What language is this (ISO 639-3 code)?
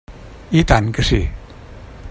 cat